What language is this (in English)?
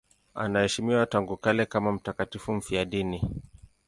Swahili